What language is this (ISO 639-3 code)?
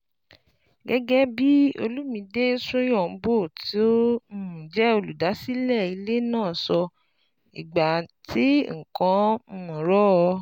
yor